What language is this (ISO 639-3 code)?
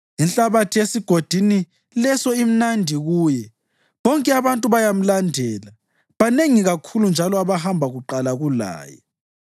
nde